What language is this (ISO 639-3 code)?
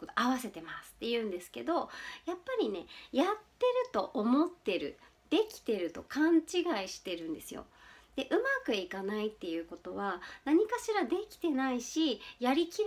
jpn